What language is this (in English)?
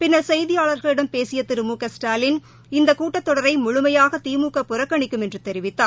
Tamil